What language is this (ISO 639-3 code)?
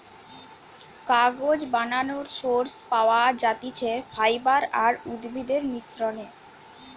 ben